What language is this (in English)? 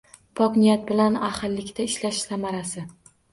Uzbek